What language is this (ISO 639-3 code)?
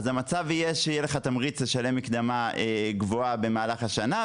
heb